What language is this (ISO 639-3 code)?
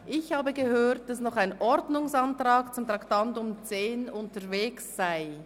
gsw